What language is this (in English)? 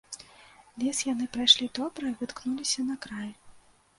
Belarusian